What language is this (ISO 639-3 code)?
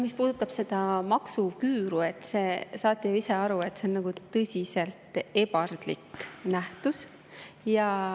est